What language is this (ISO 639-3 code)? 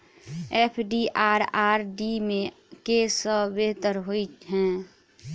mai